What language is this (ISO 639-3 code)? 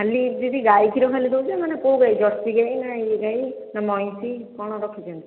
ori